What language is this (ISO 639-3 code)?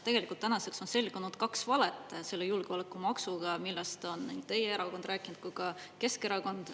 est